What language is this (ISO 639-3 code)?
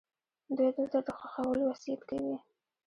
pus